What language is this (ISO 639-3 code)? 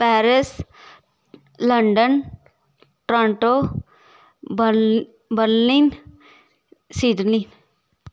doi